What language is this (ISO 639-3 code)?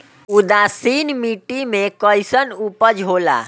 bho